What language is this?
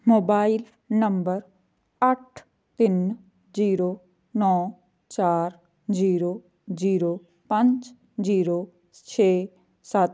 Punjabi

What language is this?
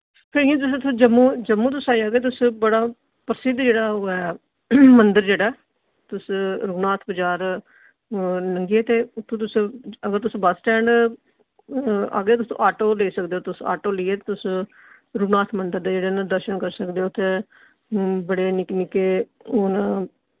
Dogri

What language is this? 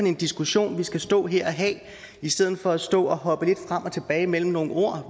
Danish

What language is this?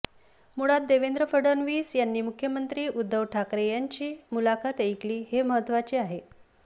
Marathi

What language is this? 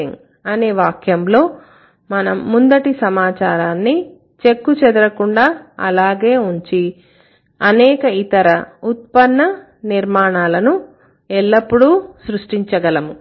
Telugu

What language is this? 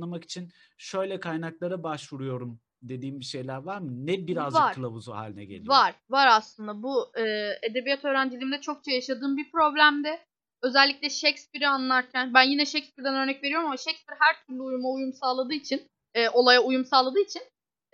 Turkish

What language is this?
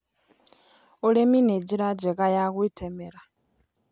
Kikuyu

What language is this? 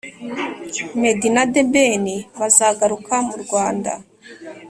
Kinyarwanda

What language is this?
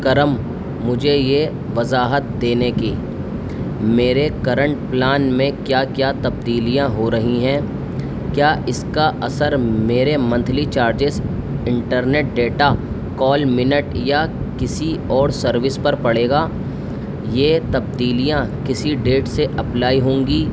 Urdu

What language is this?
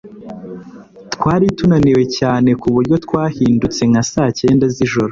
Kinyarwanda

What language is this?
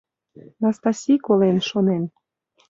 Mari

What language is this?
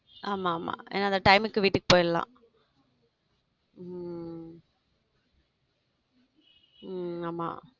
Tamil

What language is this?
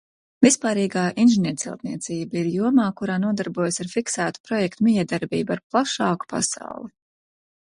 Latvian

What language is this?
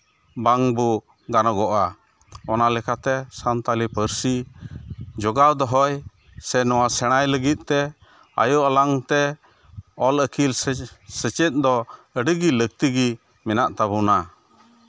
Santali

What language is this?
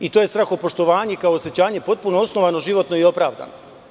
Serbian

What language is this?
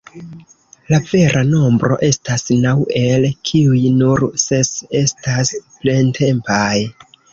Esperanto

